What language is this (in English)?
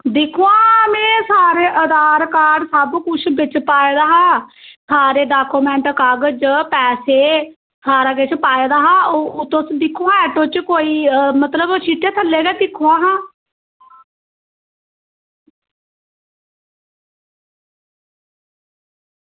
Dogri